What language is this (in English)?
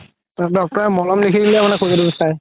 Assamese